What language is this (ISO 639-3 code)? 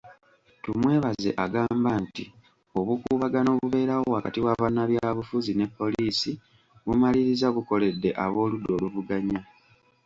lug